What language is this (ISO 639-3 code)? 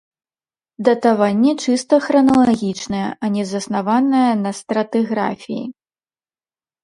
bel